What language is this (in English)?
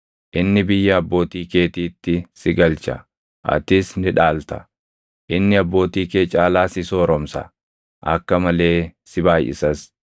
Oromo